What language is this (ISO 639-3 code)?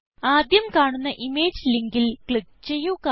mal